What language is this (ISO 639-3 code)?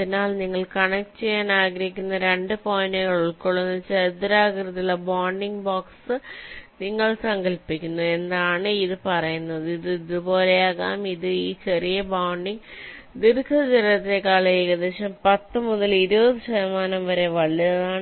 mal